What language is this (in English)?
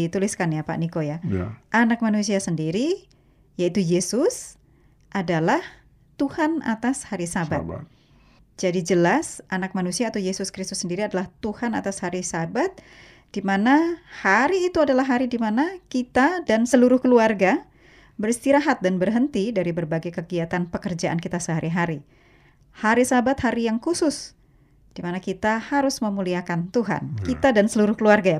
Indonesian